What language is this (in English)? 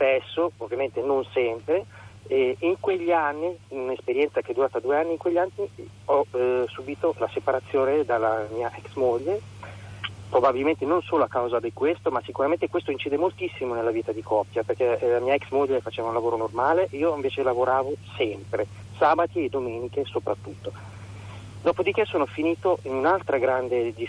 Italian